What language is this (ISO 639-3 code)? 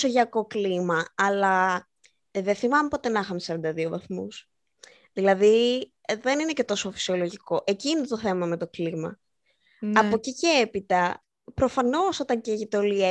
ell